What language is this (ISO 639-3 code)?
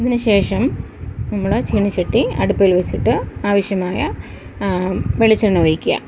mal